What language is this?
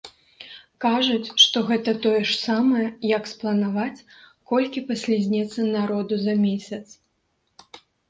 Belarusian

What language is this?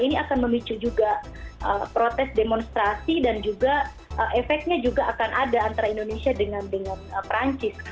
Indonesian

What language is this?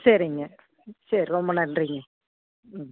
Tamil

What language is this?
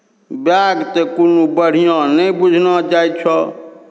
Maithili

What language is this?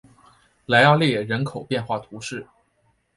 Chinese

